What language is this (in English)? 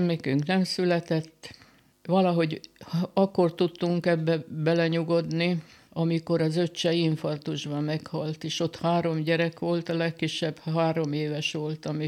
Hungarian